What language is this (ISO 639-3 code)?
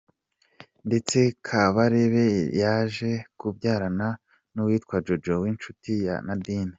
kin